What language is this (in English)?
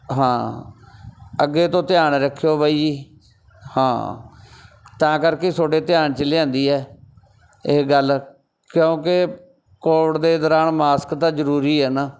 Punjabi